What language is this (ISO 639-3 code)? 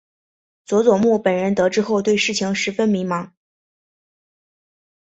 zho